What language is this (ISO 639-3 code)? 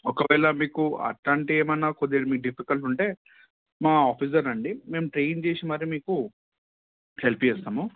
tel